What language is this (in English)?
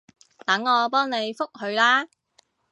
Cantonese